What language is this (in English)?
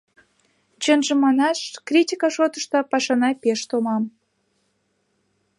Mari